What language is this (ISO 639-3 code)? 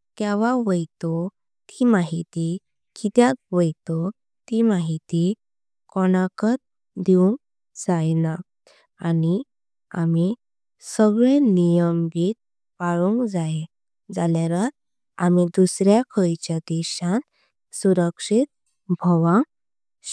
kok